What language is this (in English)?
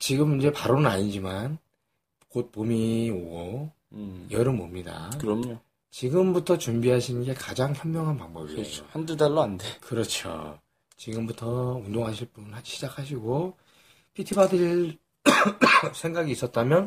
Korean